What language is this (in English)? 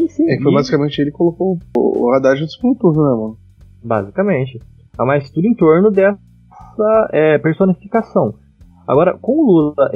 Portuguese